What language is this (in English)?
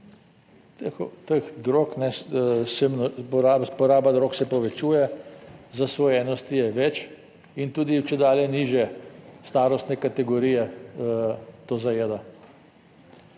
Slovenian